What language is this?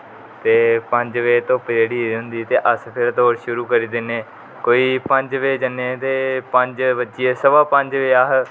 Dogri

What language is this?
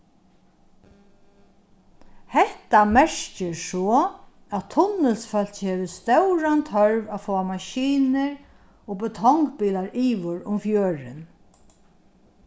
Faroese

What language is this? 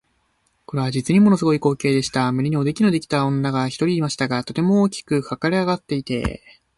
Japanese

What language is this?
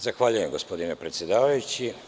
Serbian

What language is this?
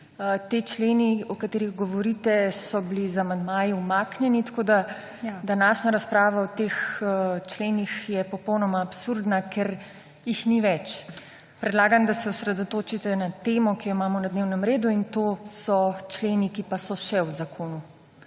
Slovenian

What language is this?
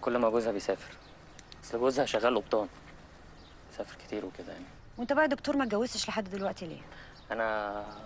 Arabic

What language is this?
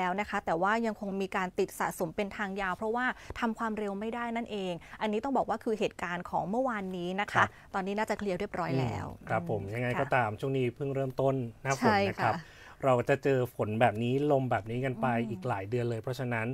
Thai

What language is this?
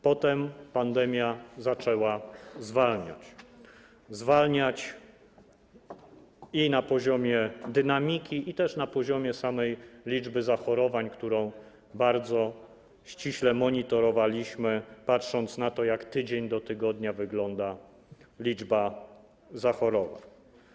Polish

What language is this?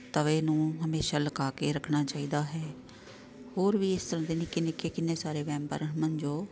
Punjabi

